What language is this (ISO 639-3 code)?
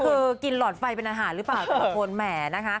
tha